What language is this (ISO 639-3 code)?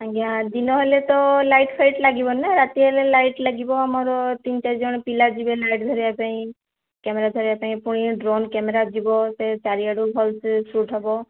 ori